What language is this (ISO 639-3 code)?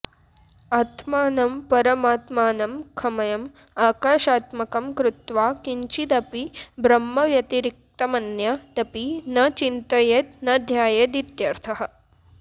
san